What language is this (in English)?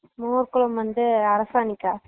Tamil